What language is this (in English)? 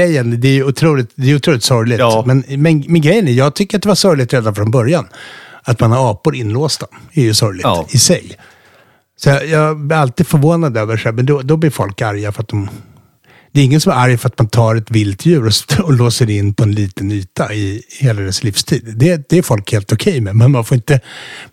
Swedish